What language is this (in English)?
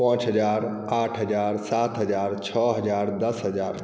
Maithili